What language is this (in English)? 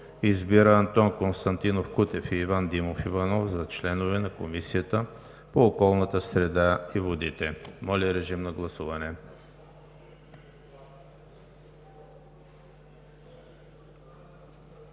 Bulgarian